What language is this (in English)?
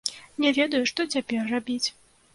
Belarusian